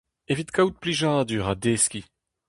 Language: Breton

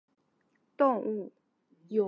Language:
Chinese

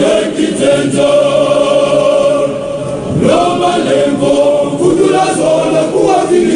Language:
Romanian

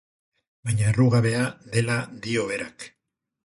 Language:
Basque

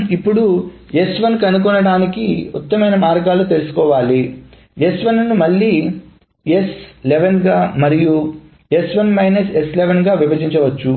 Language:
Telugu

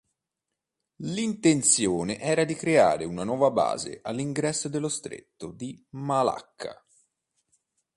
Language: Italian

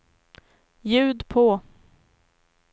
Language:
Swedish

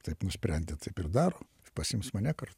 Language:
Lithuanian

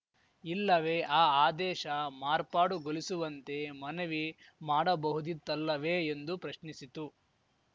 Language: Kannada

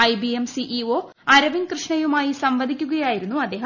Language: Malayalam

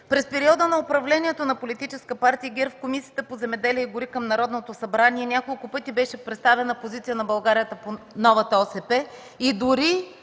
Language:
Bulgarian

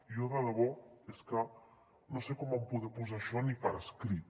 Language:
Catalan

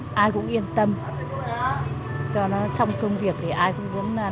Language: Vietnamese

